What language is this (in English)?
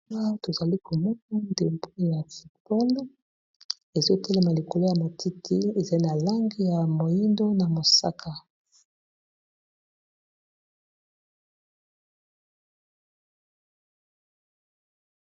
Lingala